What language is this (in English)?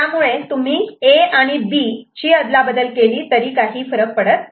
Marathi